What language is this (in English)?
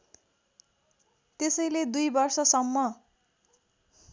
Nepali